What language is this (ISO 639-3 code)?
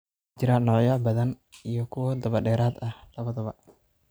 som